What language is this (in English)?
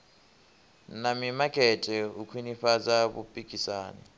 Venda